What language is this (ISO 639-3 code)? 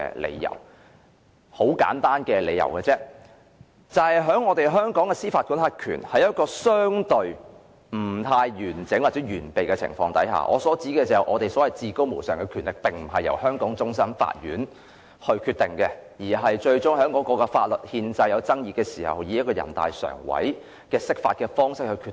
yue